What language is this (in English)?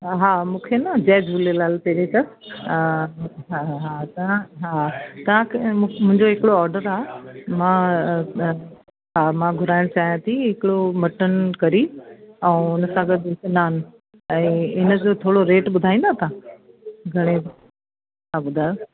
Sindhi